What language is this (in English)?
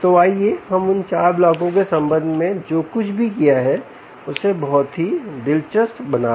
Hindi